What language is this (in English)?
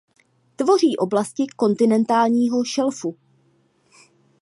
Czech